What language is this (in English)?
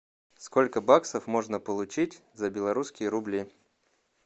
Russian